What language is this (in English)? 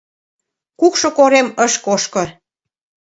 Mari